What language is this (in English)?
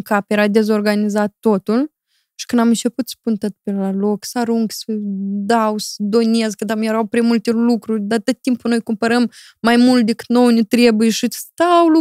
Romanian